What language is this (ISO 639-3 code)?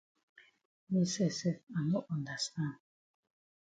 wes